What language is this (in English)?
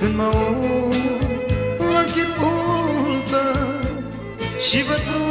Romanian